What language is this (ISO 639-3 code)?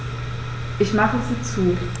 deu